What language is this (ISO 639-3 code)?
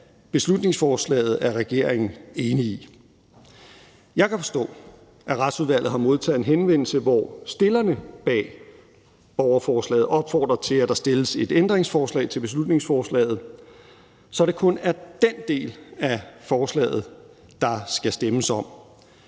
dan